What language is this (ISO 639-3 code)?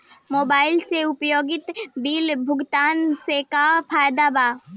bho